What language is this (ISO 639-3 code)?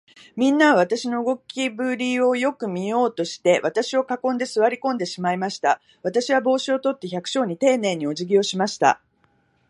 jpn